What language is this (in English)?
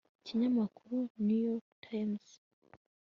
Kinyarwanda